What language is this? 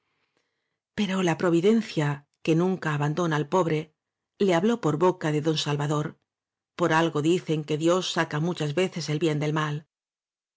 Spanish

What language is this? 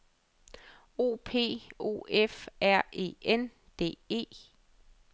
Danish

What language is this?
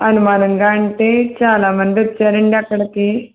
Telugu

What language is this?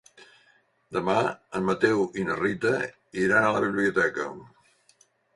Catalan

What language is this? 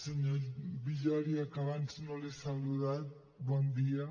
Catalan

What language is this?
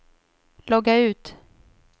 Swedish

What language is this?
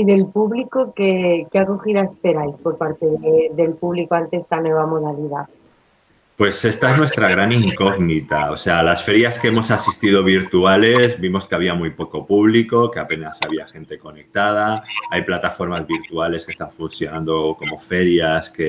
Spanish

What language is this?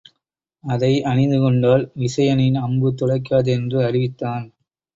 Tamil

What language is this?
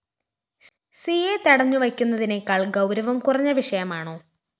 Malayalam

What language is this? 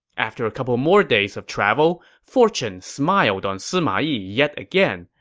English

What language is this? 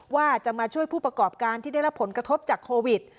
Thai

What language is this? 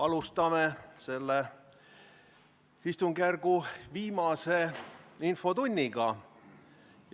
Estonian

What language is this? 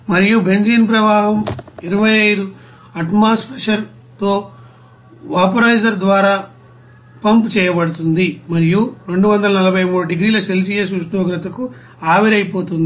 Telugu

